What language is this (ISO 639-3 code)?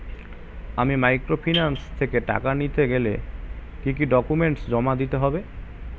ben